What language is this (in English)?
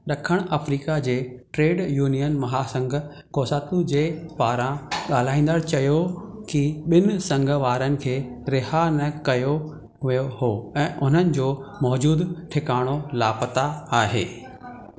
Sindhi